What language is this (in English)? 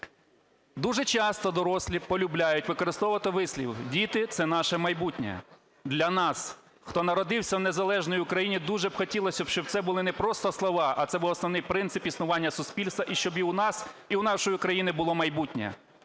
Ukrainian